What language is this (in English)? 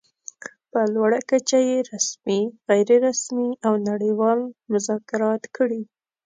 Pashto